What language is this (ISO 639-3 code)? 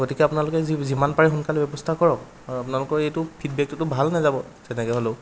asm